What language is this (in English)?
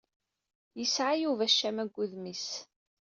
Kabyle